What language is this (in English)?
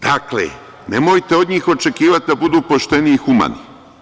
Serbian